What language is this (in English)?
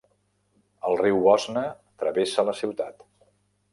Catalan